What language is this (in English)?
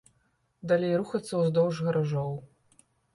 Belarusian